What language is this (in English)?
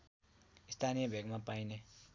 Nepali